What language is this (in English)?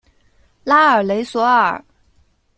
Chinese